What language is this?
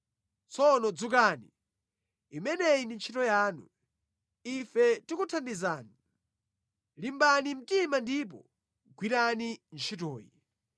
Nyanja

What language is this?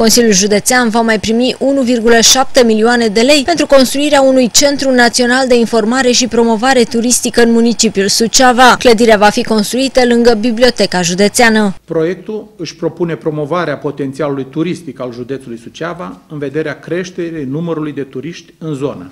Romanian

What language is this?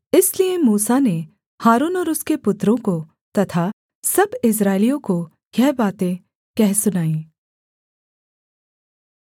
Hindi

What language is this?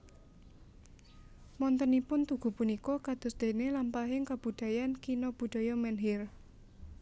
Javanese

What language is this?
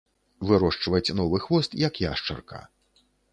Belarusian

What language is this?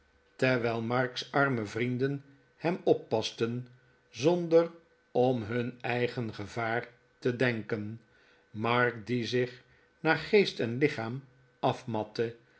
Dutch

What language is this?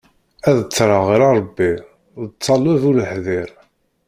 Kabyle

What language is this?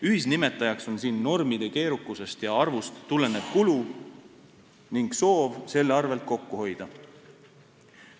Estonian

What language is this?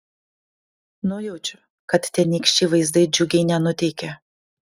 Lithuanian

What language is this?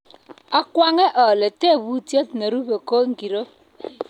Kalenjin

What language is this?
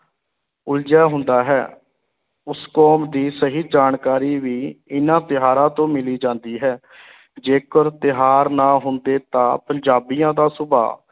Punjabi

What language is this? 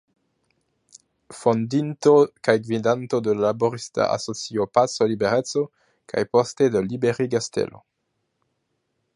Esperanto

